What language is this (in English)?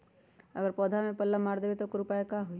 Magahi